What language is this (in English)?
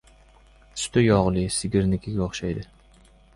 Uzbek